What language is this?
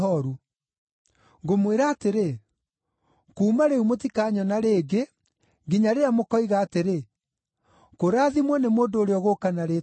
Kikuyu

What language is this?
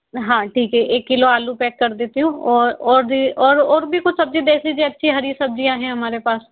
Hindi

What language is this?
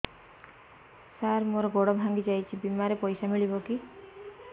Odia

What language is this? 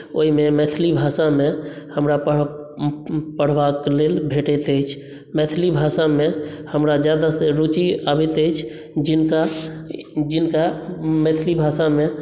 Maithili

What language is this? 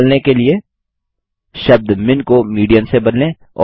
Hindi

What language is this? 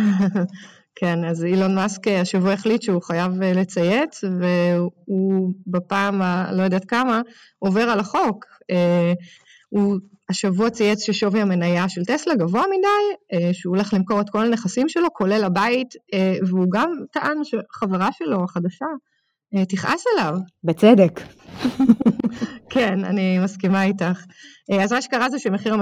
Hebrew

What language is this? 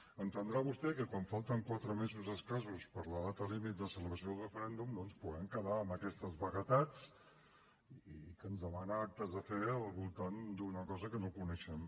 Catalan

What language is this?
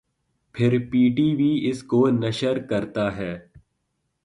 Urdu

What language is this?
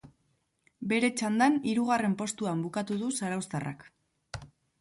Basque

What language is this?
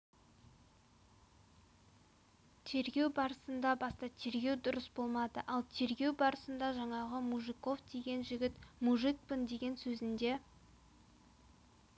Kazakh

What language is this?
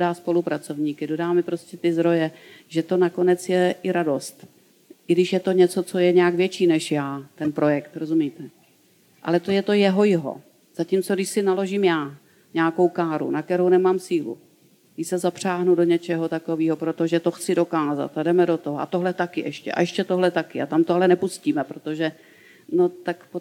Czech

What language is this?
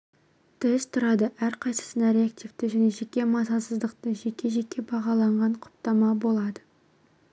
Kazakh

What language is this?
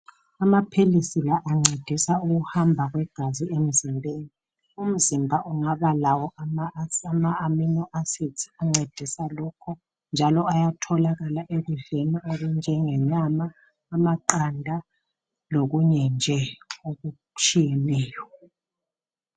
North Ndebele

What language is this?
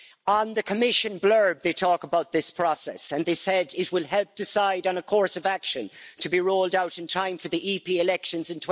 English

